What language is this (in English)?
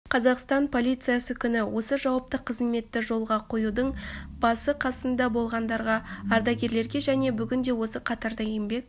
Kazakh